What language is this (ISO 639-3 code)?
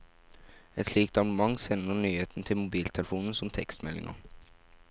nor